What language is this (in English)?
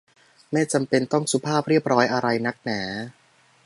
Thai